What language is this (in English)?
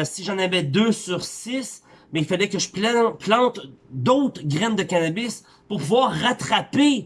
French